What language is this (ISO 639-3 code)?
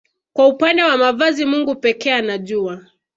swa